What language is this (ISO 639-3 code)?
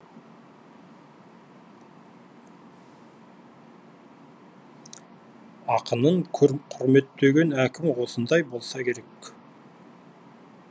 kaz